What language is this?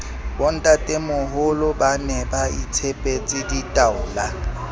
Southern Sotho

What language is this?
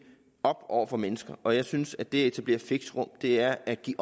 Danish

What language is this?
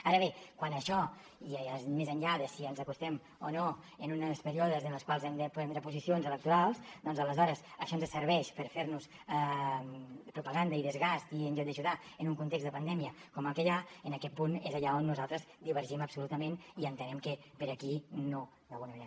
Catalan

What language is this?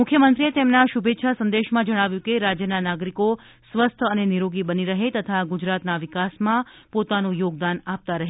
Gujarati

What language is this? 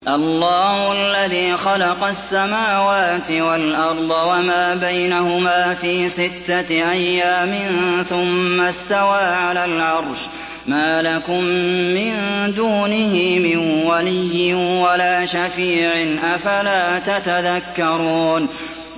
Arabic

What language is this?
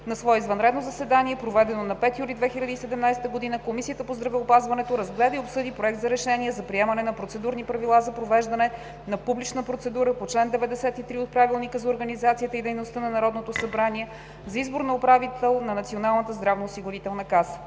Bulgarian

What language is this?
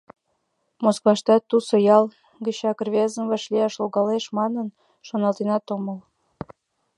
Mari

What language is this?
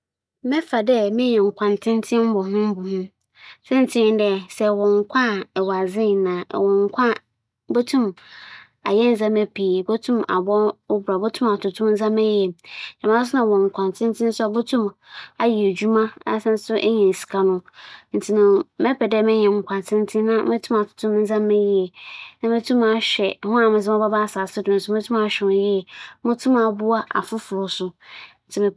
Akan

